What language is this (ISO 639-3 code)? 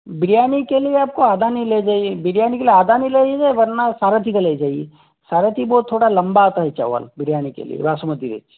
hin